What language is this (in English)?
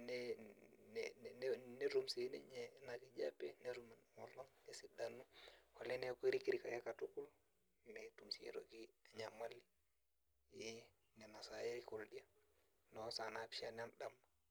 Masai